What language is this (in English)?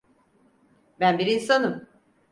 Turkish